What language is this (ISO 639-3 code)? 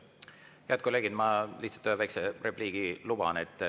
est